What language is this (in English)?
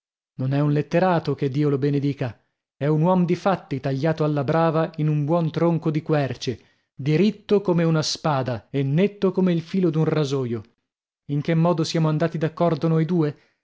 Italian